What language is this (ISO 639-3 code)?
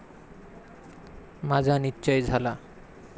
mar